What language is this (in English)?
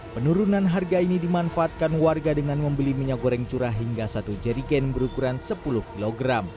Indonesian